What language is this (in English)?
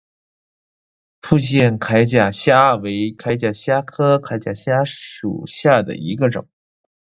Chinese